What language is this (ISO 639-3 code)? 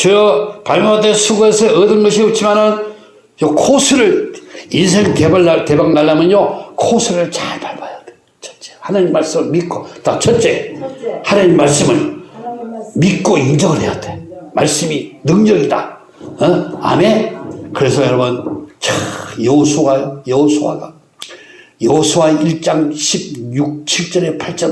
kor